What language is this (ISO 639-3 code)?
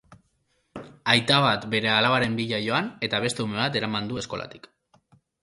eus